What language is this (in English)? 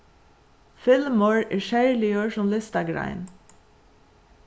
Faroese